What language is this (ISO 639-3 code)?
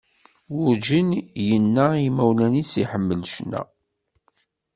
kab